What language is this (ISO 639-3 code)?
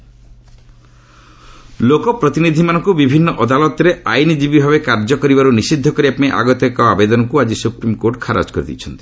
ori